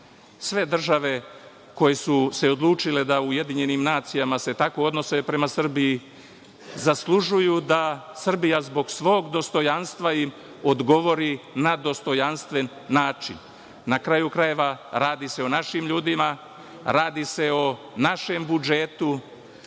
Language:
Serbian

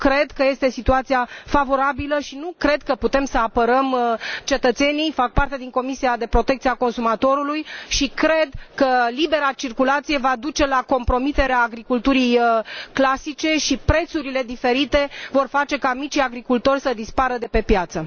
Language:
Romanian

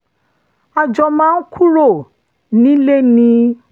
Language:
Yoruba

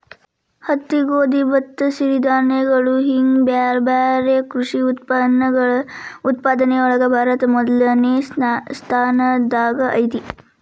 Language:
Kannada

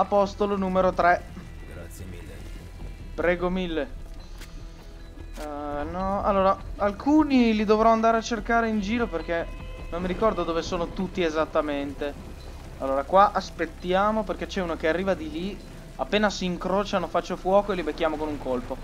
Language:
Italian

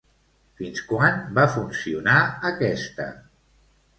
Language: Catalan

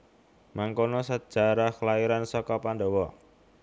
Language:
Javanese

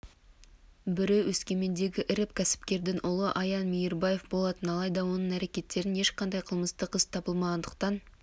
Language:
Kazakh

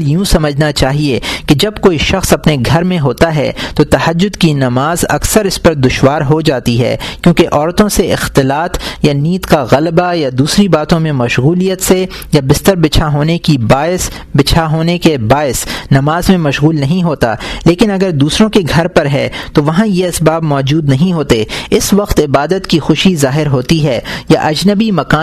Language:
Urdu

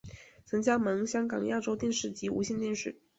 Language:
Chinese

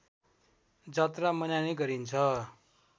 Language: Nepali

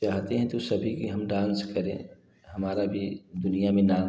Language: Hindi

